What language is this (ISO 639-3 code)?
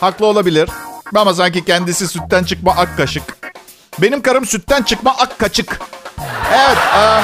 tur